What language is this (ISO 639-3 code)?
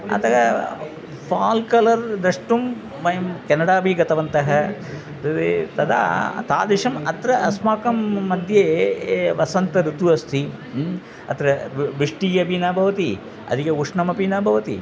san